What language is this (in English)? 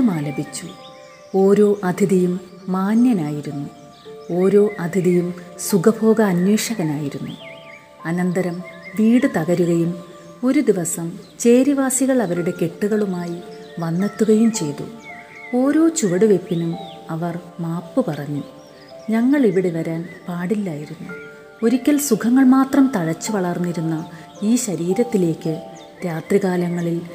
Malayalam